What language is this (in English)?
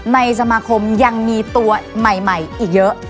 Thai